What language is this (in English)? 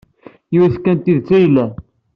Kabyle